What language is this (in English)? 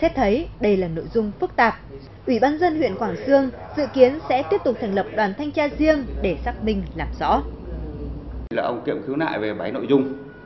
Vietnamese